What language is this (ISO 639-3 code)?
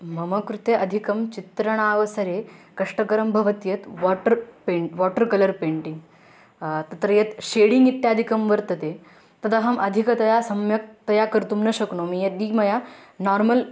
san